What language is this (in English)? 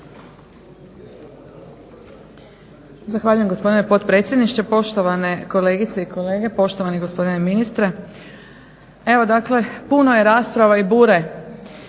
Croatian